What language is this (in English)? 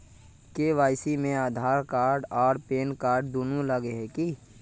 Magahi